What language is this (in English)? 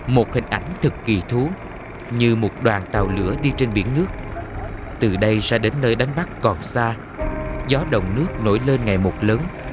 Vietnamese